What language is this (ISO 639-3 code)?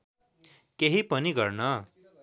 nep